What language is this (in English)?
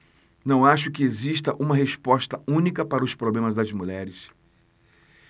Portuguese